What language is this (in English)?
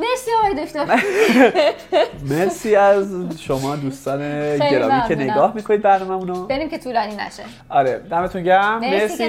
Persian